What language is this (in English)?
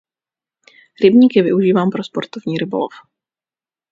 Czech